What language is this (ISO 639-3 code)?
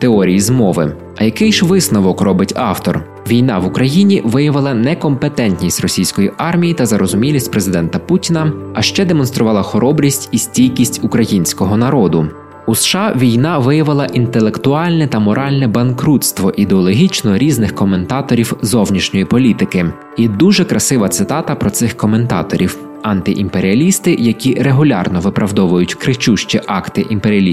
ukr